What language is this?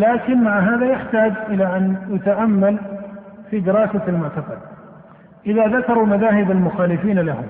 Arabic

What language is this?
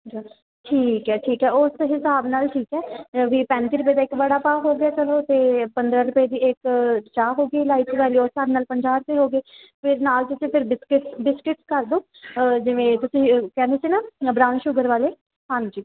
Punjabi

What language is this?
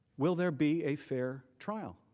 English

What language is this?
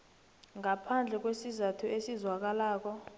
South Ndebele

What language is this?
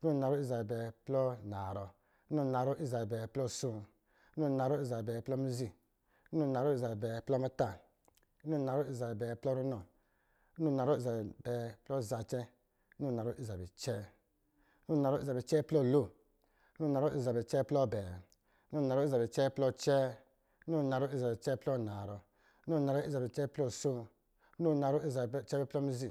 Lijili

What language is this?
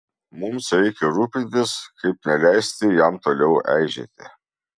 Lithuanian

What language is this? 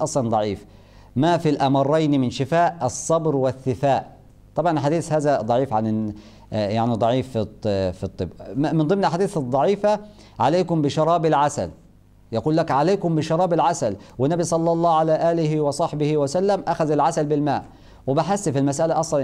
Arabic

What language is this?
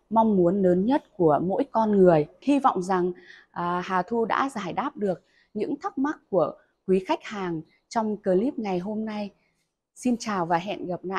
Vietnamese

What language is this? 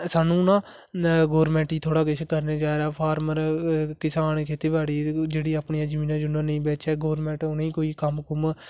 Dogri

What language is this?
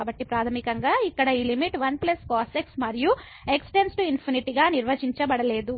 Telugu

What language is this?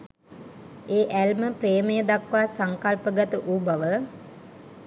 Sinhala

